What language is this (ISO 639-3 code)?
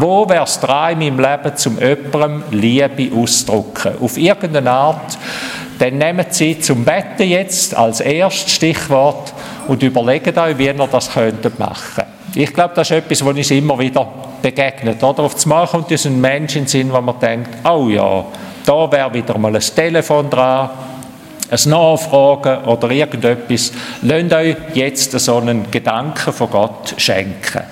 deu